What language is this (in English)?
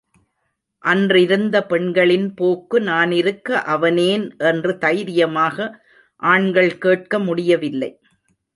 Tamil